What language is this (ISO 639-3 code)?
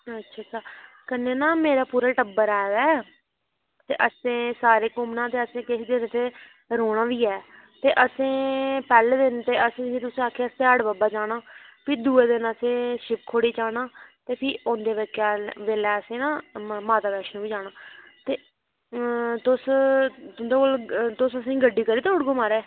doi